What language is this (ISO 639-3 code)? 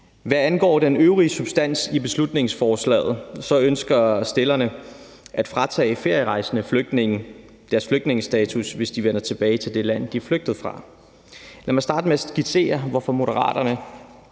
dan